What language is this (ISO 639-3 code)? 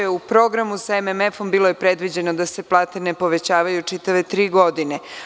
srp